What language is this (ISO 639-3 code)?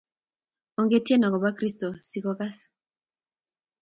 kln